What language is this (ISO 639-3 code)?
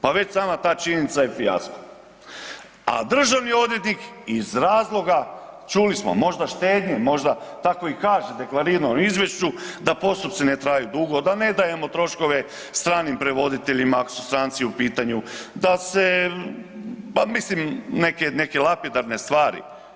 hrv